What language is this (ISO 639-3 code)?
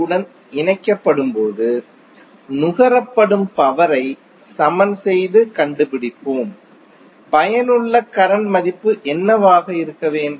tam